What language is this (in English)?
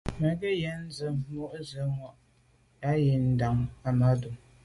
Medumba